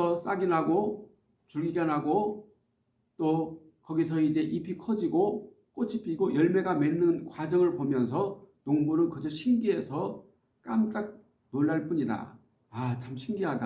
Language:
Korean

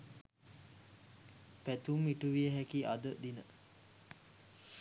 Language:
Sinhala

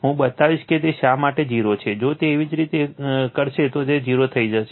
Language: Gujarati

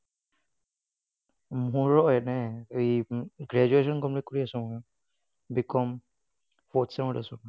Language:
Assamese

